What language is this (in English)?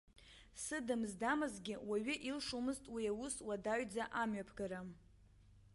Abkhazian